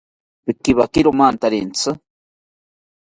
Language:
South Ucayali Ashéninka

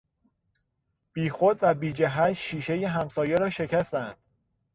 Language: Persian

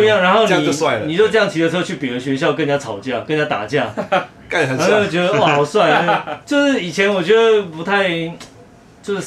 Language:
Chinese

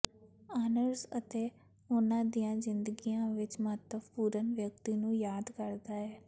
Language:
Punjabi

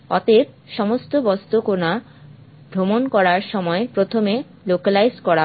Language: Bangla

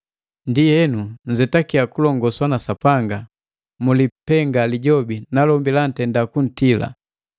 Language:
Matengo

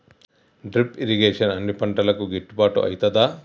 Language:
Telugu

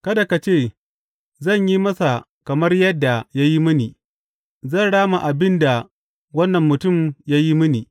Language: Hausa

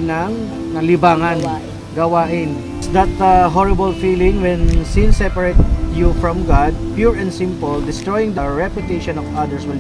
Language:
Filipino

